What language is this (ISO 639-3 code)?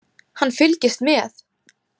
isl